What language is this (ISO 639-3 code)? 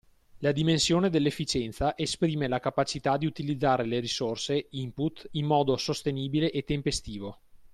ita